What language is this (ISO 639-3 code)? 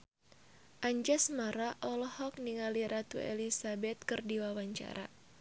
sun